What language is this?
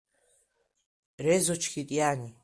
Abkhazian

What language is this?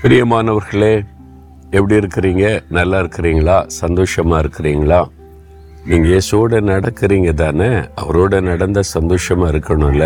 Tamil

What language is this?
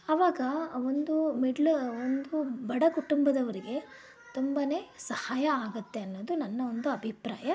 Kannada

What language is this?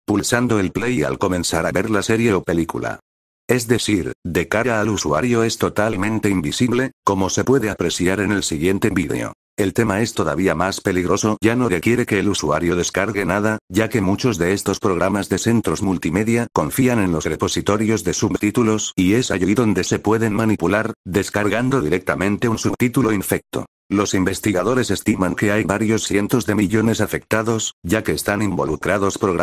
Spanish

